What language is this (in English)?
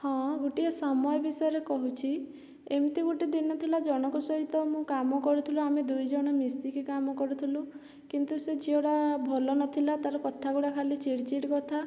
Odia